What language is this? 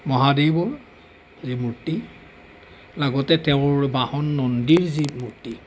Assamese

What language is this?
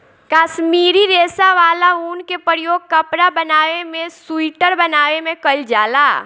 Bhojpuri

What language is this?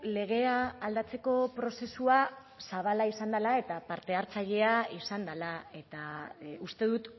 Basque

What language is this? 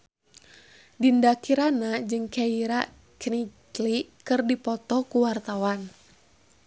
Sundanese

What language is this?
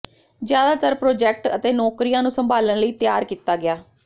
Punjabi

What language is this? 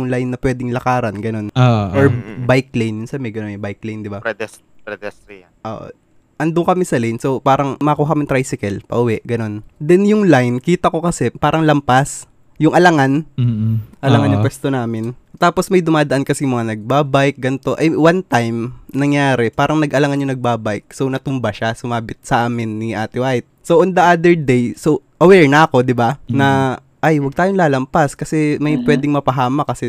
Filipino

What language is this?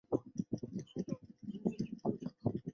Chinese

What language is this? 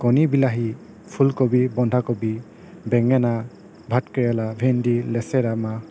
Assamese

